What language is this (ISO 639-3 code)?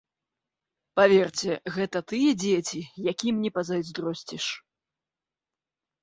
bel